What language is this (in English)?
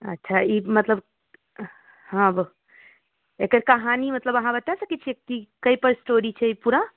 Maithili